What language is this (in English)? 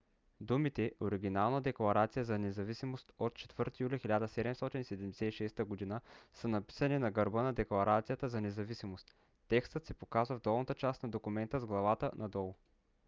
Bulgarian